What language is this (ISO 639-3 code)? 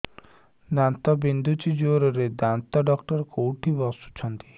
ori